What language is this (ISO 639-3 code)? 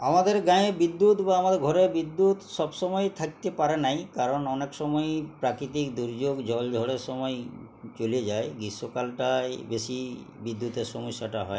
ben